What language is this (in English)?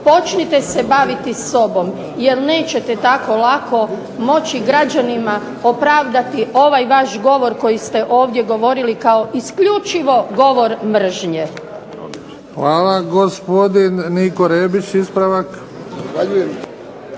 Croatian